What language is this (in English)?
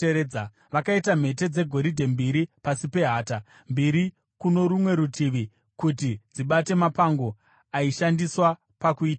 Shona